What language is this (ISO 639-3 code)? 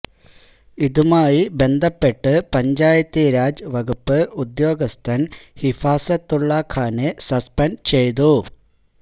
mal